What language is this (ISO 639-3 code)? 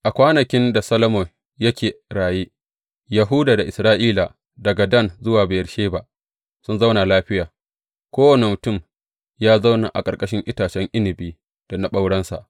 hau